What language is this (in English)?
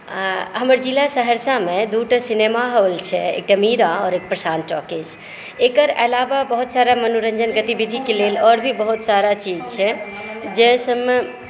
Maithili